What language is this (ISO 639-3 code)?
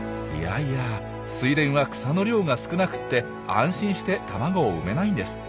jpn